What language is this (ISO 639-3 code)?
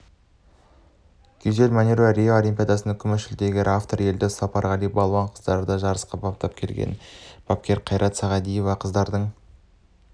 kaz